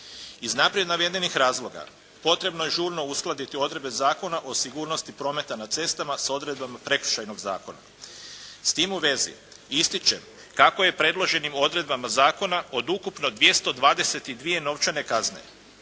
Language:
Croatian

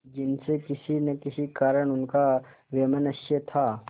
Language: Hindi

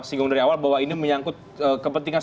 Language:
Indonesian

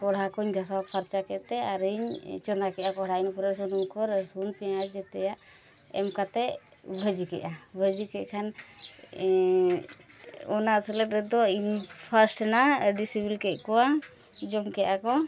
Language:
Santali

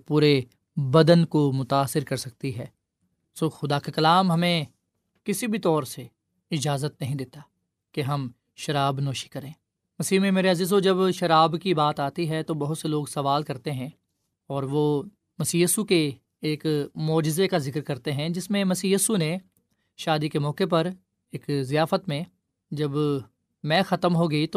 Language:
Urdu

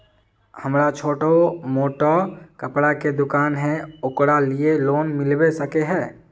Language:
Magahi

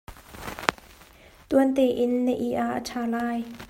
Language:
Hakha Chin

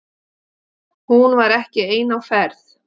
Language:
Icelandic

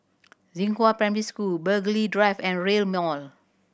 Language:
English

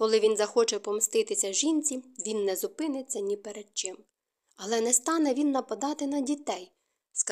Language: Ukrainian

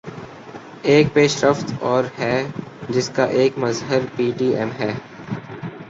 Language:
Urdu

